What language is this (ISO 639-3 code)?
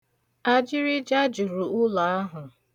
ibo